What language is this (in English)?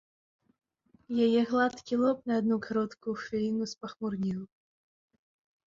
Belarusian